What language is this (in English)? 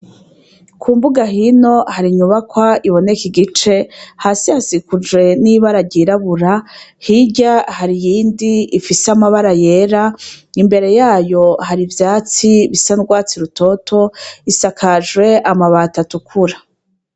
Rundi